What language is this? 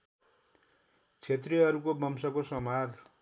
Nepali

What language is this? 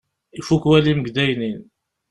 Kabyle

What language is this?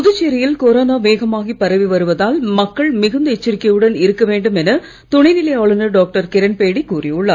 Tamil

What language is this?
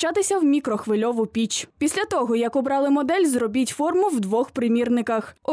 Ukrainian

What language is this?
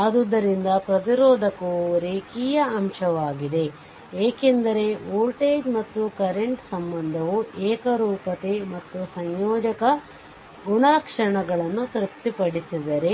Kannada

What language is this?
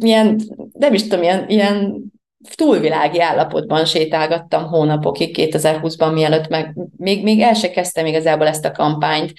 Hungarian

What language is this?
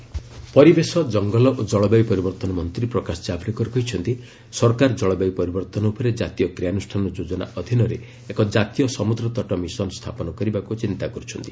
Odia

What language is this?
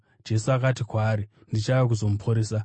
Shona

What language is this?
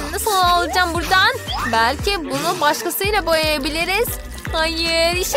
Turkish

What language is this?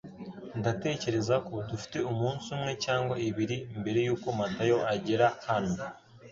Kinyarwanda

